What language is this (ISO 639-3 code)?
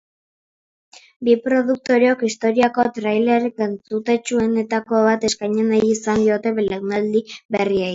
eus